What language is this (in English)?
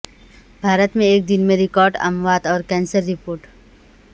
Urdu